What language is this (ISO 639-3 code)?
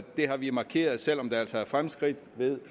dan